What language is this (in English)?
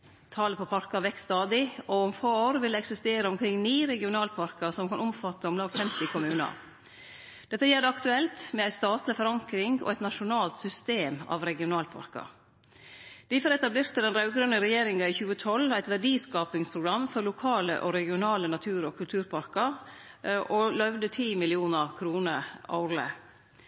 Norwegian Nynorsk